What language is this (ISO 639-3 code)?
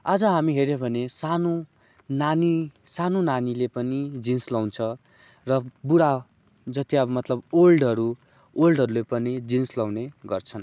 nep